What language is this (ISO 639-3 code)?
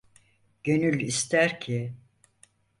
tur